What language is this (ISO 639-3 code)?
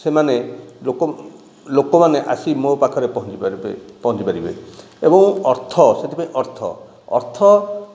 ori